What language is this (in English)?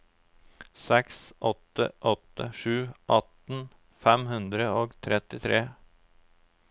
Norwegian